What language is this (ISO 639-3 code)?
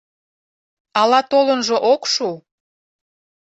chm